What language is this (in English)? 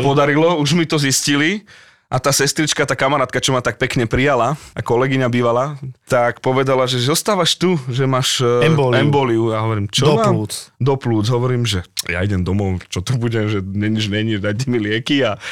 Slovak